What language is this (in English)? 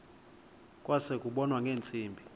Xhosa